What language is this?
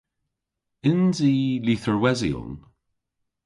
Cornish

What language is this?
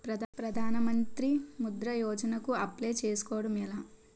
Telugu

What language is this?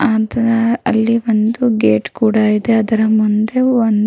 Kannada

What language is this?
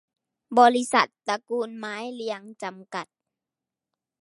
Thai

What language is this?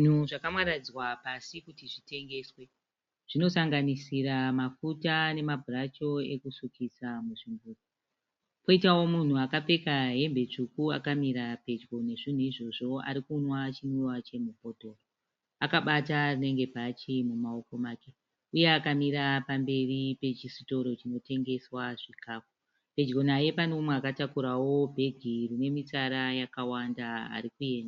Shona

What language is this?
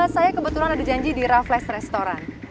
Indonesian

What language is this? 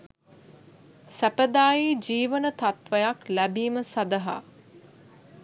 Sinhala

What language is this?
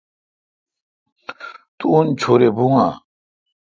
Kalkoti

